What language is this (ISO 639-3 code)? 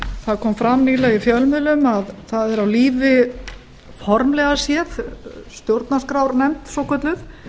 isl